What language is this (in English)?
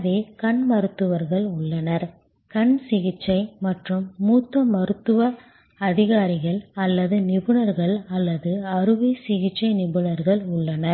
Tamil